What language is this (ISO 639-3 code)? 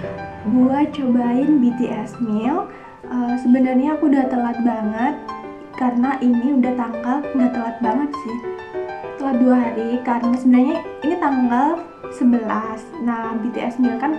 ind